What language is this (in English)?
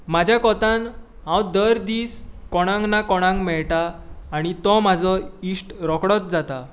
Konkani